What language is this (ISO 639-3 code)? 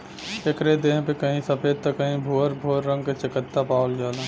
bho